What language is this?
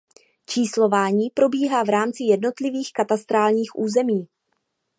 Czech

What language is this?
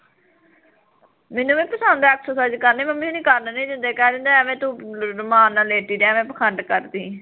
Punjabi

